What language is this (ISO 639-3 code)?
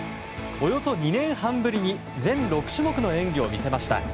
jpn